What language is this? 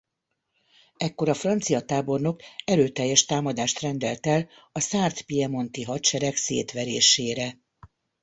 Hungarian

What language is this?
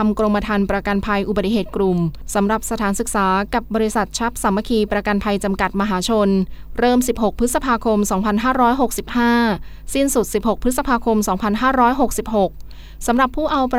Thai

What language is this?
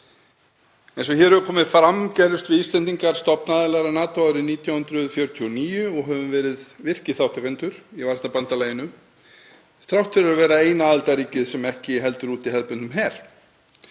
Icelandic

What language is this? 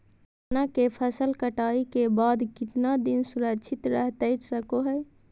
Magahi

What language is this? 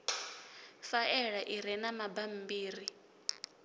Venda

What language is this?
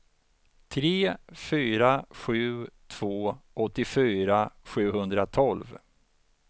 Swedish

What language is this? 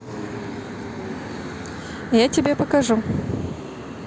Russian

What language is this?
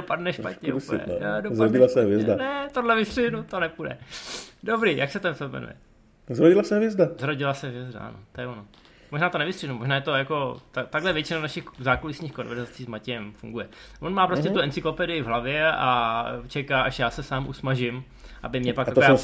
Czech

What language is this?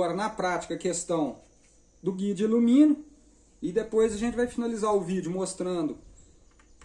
Portuguese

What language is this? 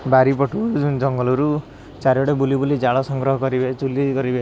Odia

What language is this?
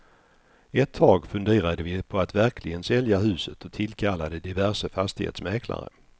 Swedish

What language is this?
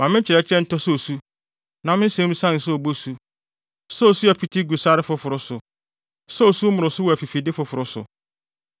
Akan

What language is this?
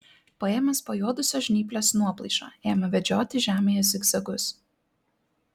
Lithuanian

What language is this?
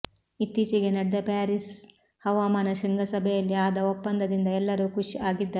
Kannada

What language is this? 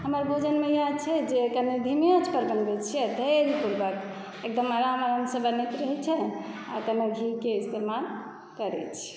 Maithili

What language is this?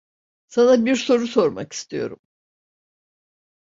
Turkish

